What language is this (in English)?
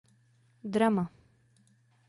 Czech